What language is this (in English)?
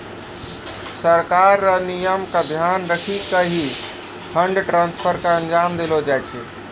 Maithili